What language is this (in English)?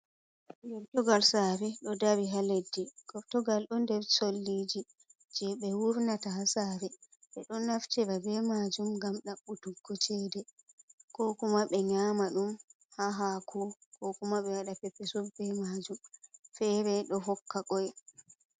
Fula